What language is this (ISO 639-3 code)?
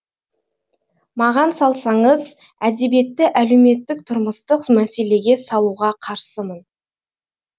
kaz